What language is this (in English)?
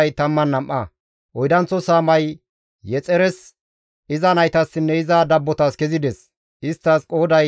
Gamo